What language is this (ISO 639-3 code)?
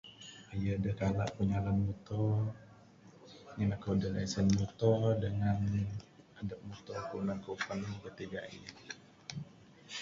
sdo